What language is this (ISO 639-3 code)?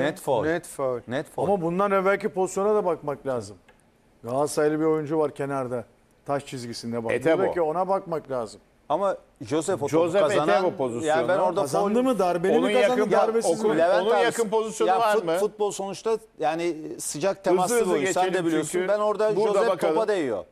tur